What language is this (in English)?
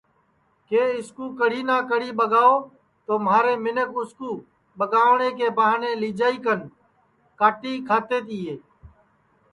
Sansi